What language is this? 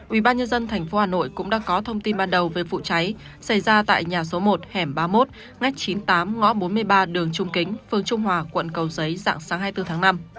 Vietnamese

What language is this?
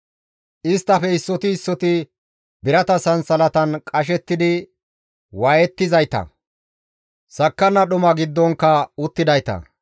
Gamo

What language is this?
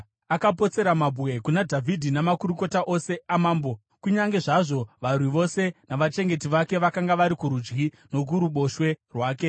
Shona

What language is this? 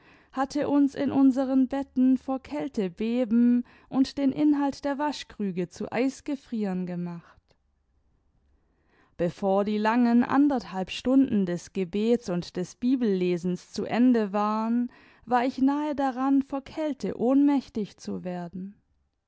German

